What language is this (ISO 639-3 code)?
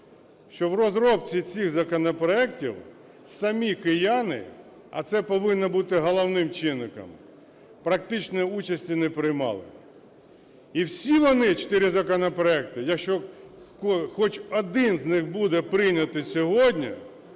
ukr